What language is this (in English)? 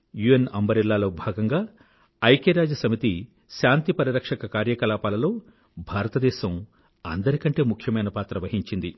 Telugu